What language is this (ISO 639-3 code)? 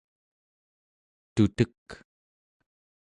esu